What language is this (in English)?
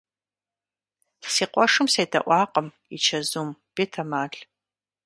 Kabardian